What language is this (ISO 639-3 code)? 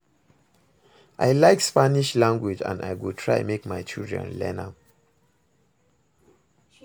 pcm